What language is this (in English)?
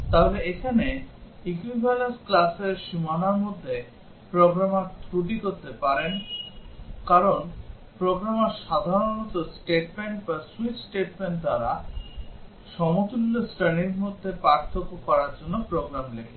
Bangla